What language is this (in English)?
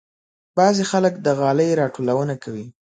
Pashto